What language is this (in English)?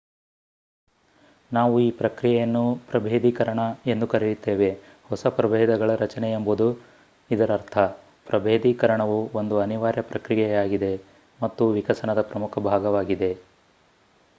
Kannada